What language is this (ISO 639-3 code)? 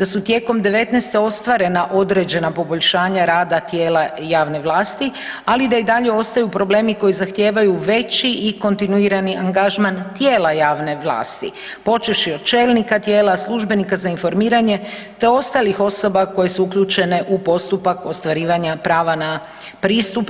hrv